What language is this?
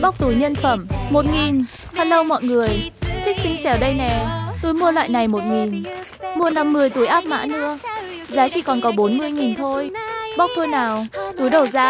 Vietnamese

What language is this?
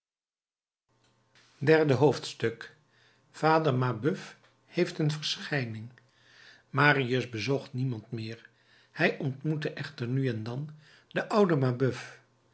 Dutch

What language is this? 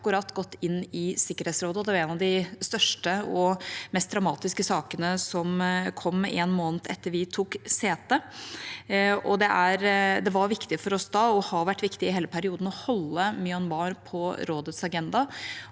Norwegian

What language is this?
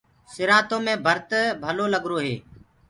Gurgula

